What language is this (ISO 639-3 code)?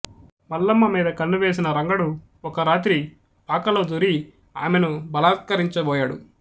tel